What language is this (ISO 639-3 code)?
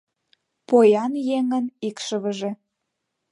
chm